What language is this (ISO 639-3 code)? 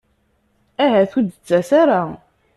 kab